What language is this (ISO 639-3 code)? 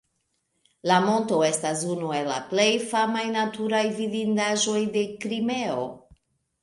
epo